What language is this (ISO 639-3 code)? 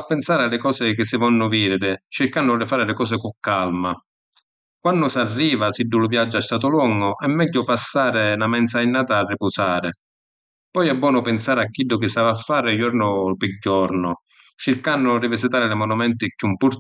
scn